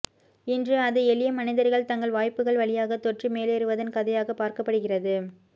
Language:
Tamil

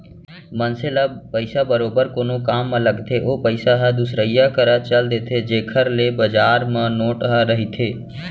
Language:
Chhattisgarhi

